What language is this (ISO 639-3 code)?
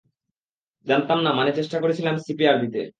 ben